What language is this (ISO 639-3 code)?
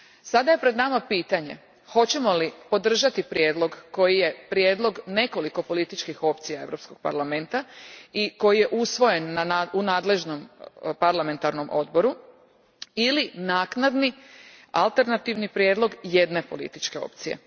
hrv